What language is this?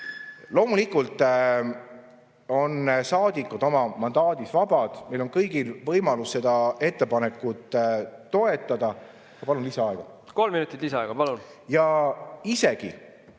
Estonian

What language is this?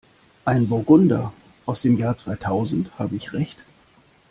German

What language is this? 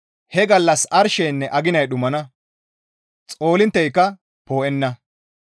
Gamo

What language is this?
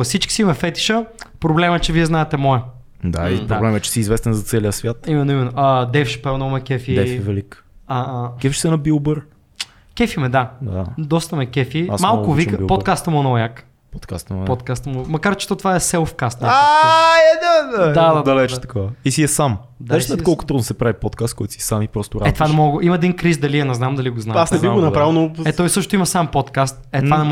Bulgarian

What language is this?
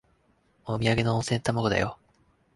Japanese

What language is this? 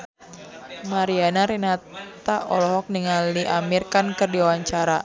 Sundanese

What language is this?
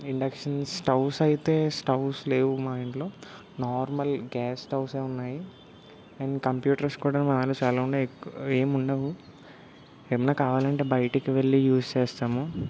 Telugu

